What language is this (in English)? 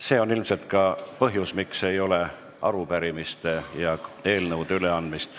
Estonian